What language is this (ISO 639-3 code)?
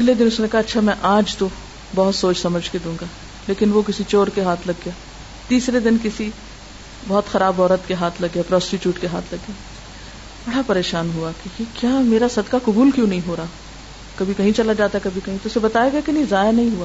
urd